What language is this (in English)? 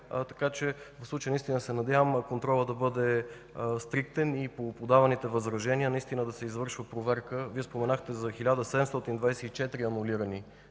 Bulgarian